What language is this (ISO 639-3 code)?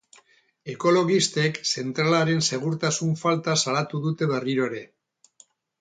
eus